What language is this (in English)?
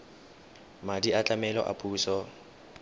Tswana